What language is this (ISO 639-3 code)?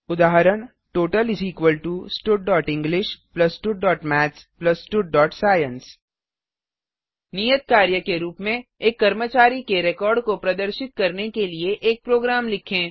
hin